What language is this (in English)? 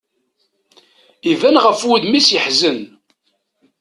Kabyle